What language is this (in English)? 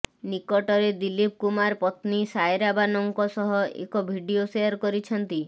Odia